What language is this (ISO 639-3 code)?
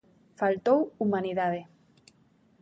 glg